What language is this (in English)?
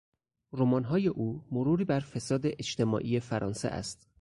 Persian